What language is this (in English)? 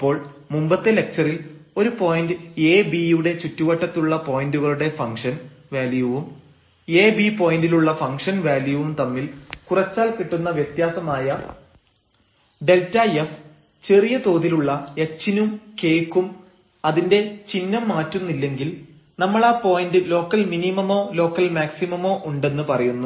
Malayalam